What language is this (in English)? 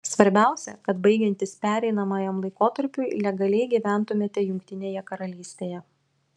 Lithuanian